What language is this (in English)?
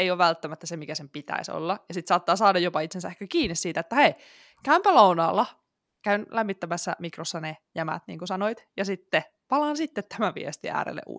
Finnish